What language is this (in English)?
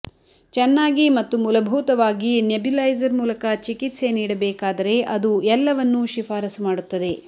Kannada